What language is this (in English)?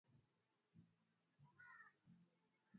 Swahili